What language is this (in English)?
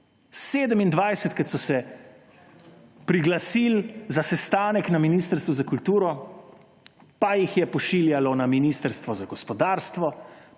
Slovenian